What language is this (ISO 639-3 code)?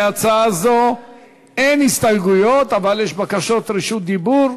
heb